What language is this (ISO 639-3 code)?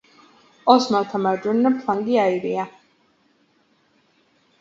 kat